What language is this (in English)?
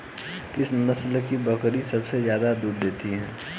Hindi